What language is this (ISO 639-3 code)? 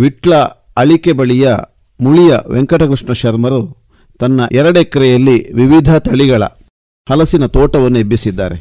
kan